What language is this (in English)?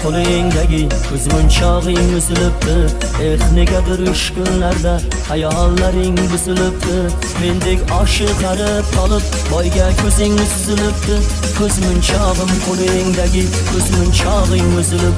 Turkish